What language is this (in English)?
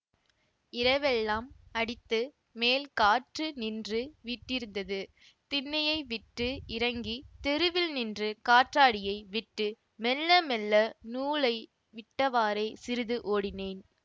Tamil